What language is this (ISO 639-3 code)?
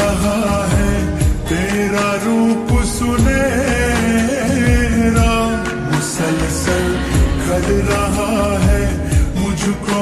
ron